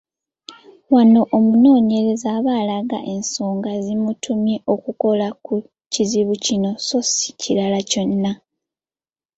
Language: Ganda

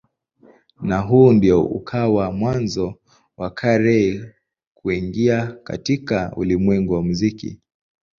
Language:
Swahili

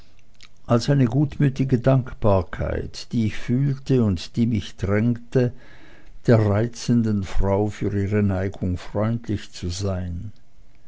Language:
German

